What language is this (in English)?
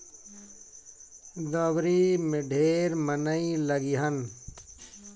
Bhojpuri